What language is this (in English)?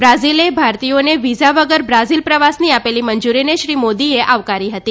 Gujarati